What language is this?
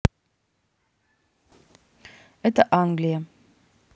Russian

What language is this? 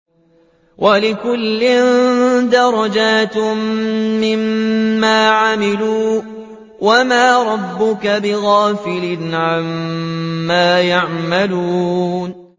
Arabic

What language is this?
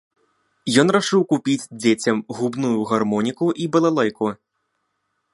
Belarusian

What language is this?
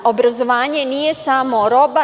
Serbian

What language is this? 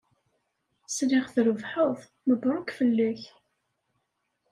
Kabyle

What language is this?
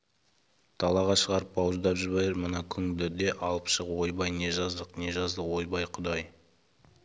Kazakh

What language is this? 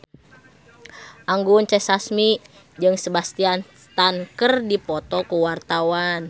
Sundanese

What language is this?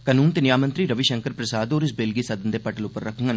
Dogri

